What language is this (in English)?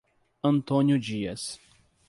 Portuguese